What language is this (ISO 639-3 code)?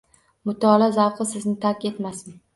uzb